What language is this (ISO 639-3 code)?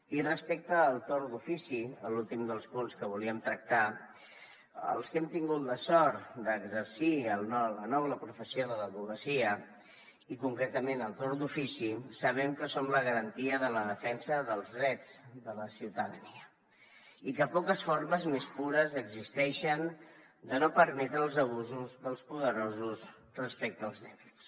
cat